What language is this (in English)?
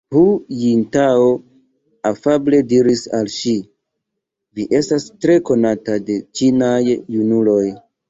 Esperanto